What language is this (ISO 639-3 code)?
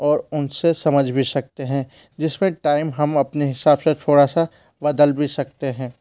hin